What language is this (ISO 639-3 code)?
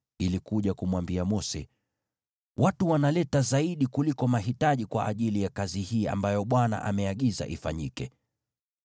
swa